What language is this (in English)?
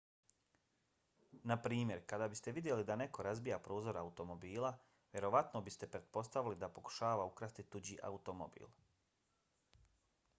Bosnian